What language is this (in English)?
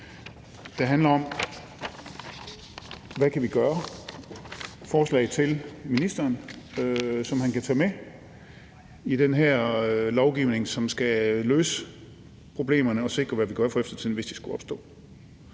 Danish